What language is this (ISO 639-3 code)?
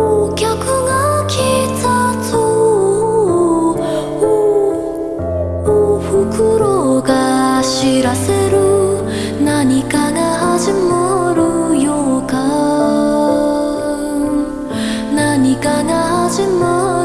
kor